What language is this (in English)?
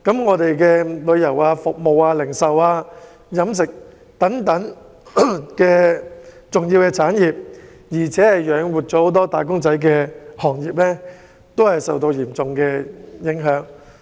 Cantonese